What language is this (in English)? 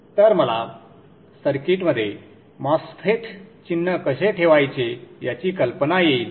Marathi